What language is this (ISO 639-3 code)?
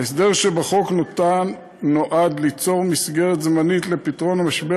heb